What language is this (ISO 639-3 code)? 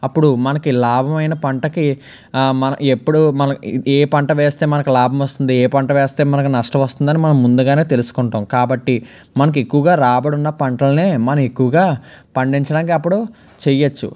tel